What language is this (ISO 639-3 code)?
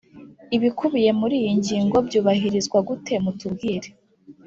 kin